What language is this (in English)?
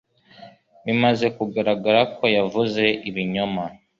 Kinyarwanda